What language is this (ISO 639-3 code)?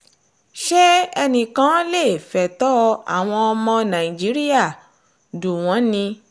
yor